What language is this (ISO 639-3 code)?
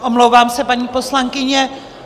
ces